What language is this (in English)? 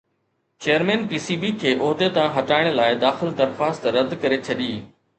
Sindhi